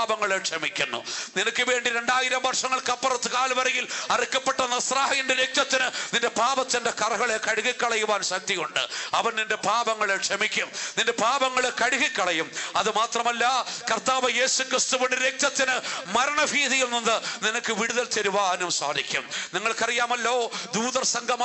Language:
Arabic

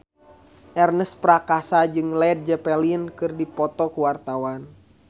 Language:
Sundanese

